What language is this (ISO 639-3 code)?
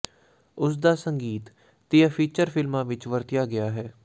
pan